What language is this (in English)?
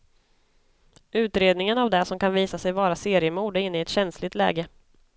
Swedish